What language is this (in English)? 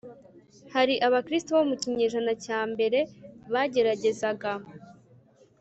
Kinyarwanda